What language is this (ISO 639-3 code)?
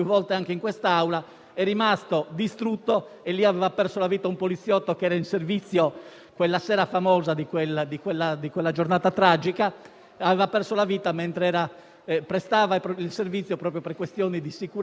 ita